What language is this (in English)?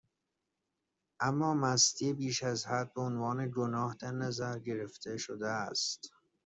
Persian